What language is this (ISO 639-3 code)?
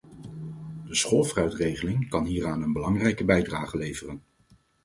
nld